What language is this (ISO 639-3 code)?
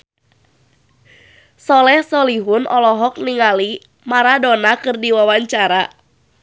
sun